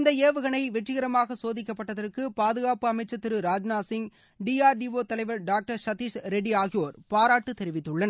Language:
Tamil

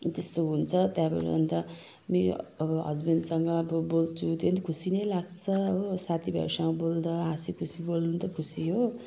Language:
Nepali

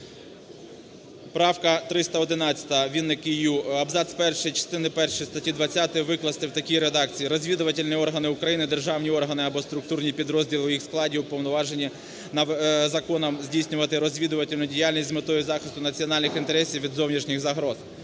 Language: Ukrainian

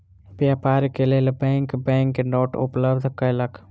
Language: Maithili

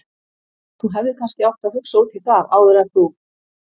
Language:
Icelandic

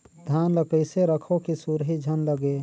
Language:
Chhattisgarhi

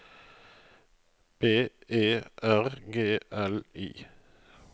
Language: Norwegian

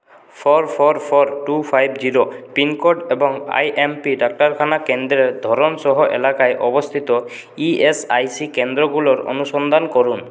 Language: Bangla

